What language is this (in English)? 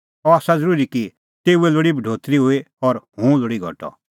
Kullu Pahari